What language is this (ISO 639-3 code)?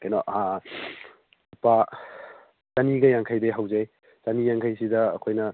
mni